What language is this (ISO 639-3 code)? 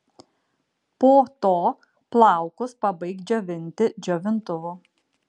lit